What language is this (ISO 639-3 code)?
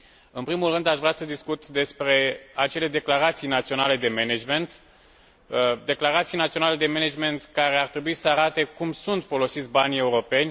ron